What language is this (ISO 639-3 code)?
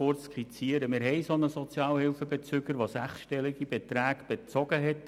gsw